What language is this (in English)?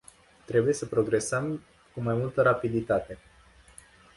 Romanian